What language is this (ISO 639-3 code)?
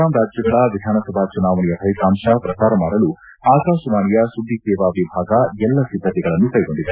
kan